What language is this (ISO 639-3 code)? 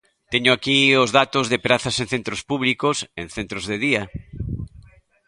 glg